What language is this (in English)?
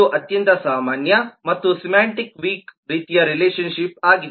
Kannada